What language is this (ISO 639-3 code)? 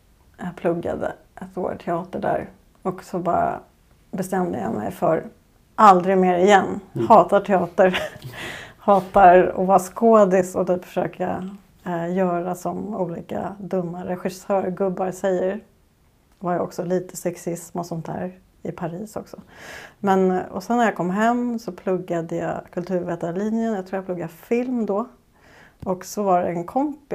swe